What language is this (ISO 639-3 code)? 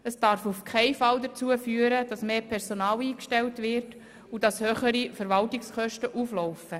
gsw